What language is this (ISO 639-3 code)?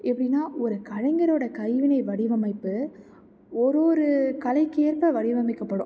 tam